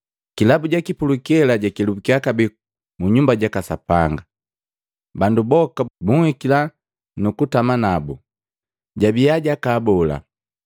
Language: Matengo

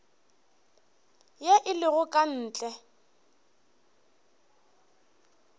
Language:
Northern Sotho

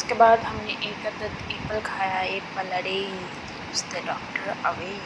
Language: Urdu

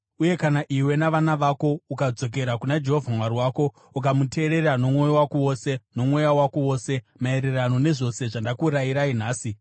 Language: Shona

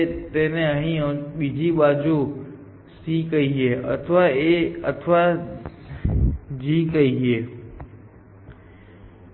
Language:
Gujarati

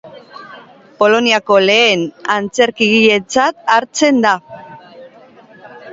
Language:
Basque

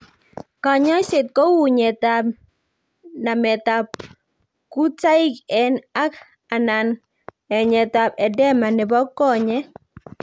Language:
Kalenjin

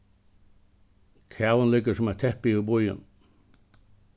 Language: Faroese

